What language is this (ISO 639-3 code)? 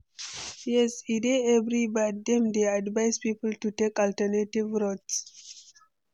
pcm